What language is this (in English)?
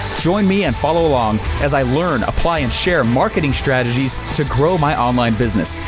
English